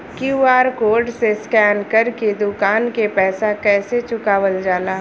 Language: Bhojpuri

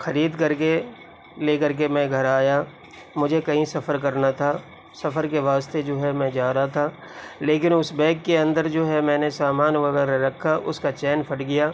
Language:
Urdu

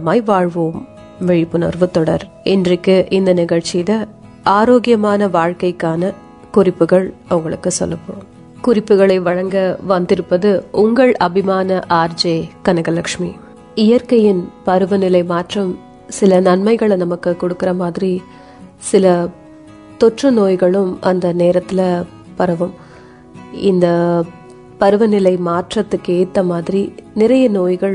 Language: Tamil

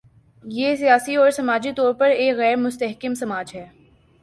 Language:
Urdu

